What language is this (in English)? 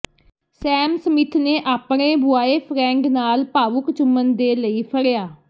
Punjabi